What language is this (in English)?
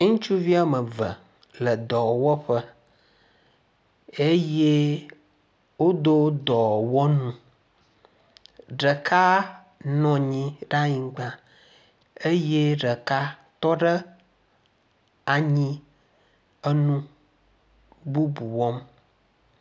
Ewe